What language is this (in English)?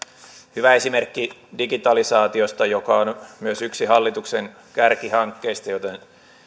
Finnish